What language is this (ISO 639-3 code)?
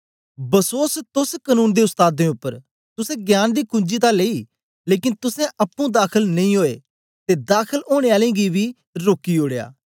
doi